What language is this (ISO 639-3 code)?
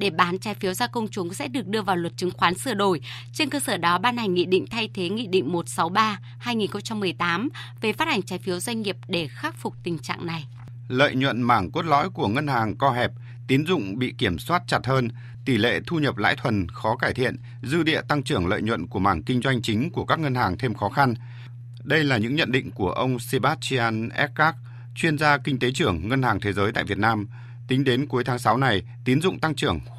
vie